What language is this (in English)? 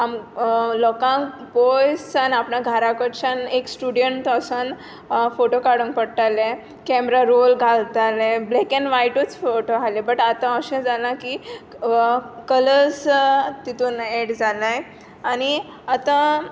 Konkani